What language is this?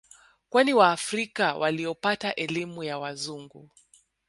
Swahili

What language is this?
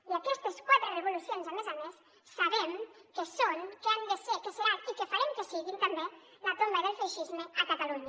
Catalan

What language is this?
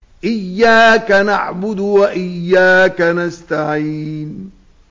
Arabic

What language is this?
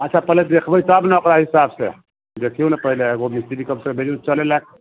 Maithili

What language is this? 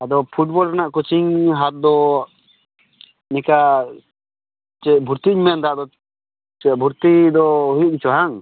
Santali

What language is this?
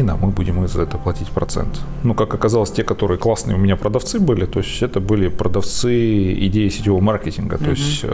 Russian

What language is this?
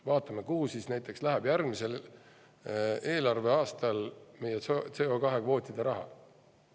Estonian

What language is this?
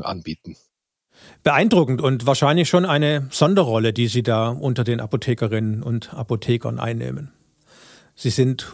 German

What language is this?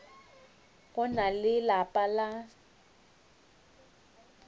Northern Sotho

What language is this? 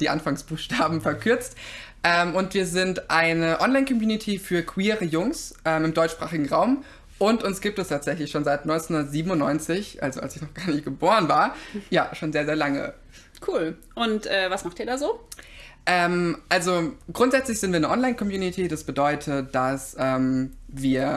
German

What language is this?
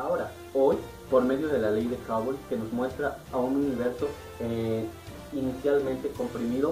Spanish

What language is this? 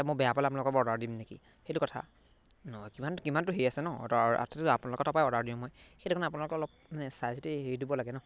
Assamese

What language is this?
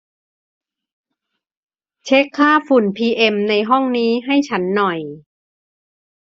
Thai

